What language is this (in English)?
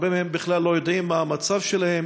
Hebrew